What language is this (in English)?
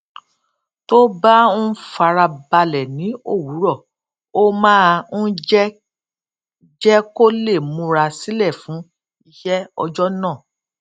Yoruba